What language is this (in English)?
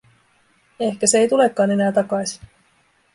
Finnish